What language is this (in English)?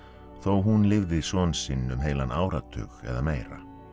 Icelandic